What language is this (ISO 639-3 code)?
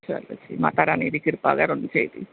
doi